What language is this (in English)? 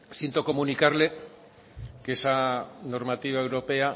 Spanish